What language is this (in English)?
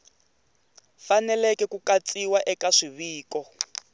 Tsonga